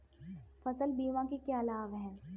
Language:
Hindi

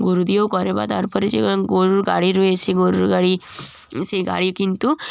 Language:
Bangla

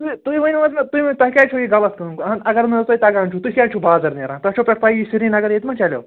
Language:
Kashmiri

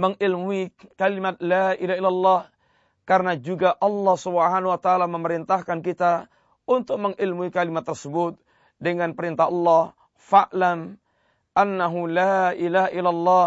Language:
Malay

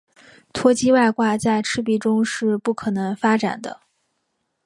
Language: Chinese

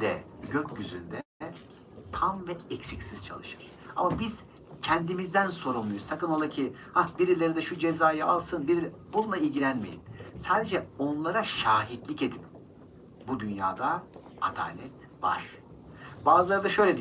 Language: Turkish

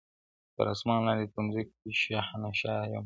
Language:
Pashto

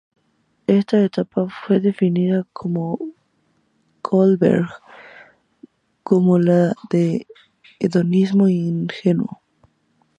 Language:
Spanish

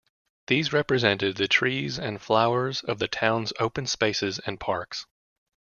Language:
English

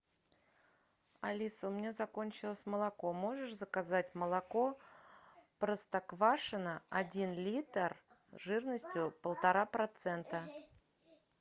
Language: Russian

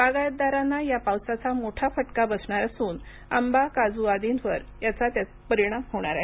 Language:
Marathi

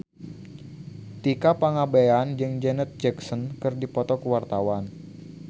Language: Sundanese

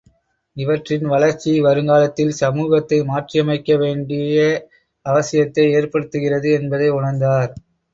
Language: Tamil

